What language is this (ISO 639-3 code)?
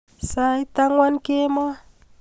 kln